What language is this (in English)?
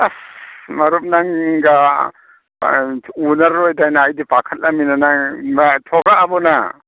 Manipuri